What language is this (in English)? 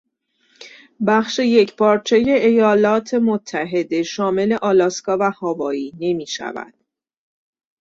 Persian